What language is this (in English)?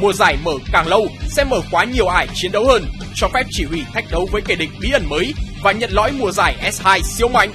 Vietnamese